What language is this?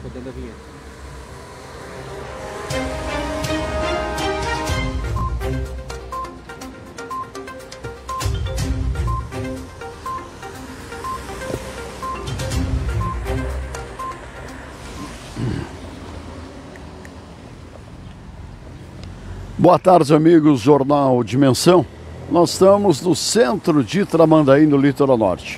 Portuguese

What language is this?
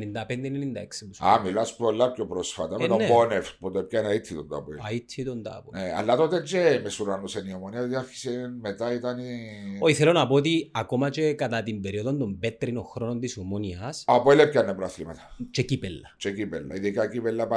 Greek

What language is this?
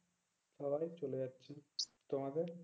Bangla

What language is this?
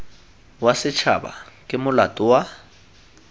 Tswana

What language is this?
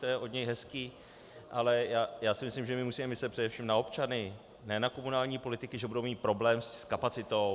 Czech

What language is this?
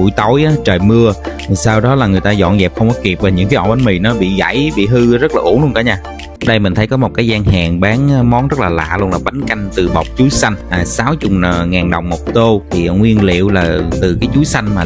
Vietnamese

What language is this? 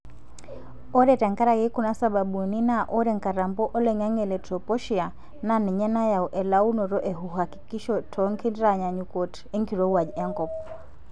Masai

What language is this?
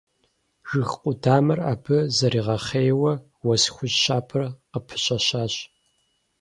Kabardian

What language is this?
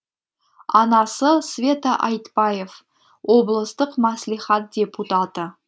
Kazakh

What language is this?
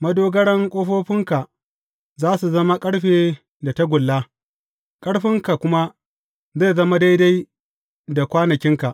Hausa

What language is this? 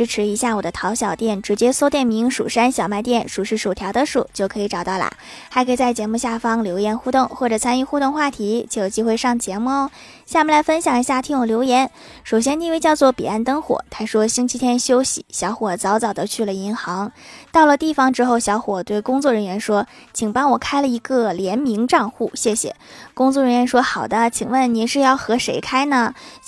Chinese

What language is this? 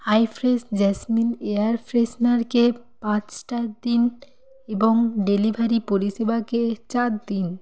Bangla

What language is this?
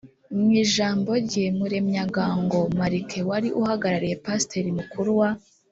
Kinyarwanda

